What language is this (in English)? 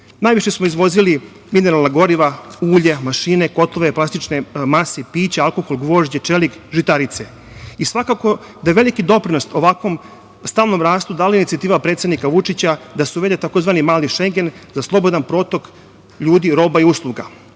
Serbian